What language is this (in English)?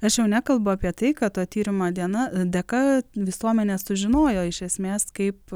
Lithuanian